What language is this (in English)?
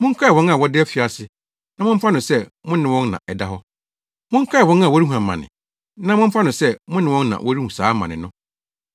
Akan